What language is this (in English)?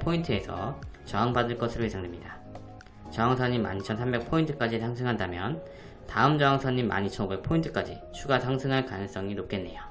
Korean